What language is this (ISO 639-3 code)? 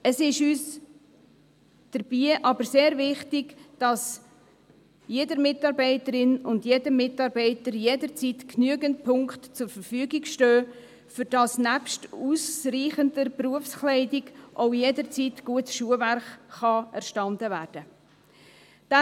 gsw